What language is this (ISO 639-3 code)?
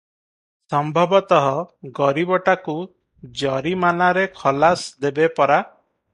ori